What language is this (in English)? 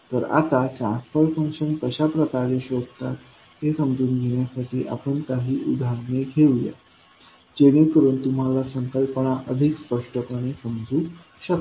Marathi